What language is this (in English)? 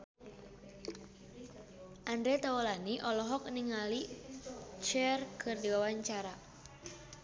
Sundanese